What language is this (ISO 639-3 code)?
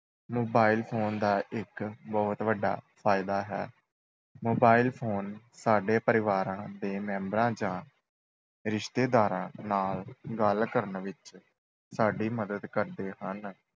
pan